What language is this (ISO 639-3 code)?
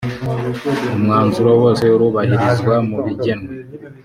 kin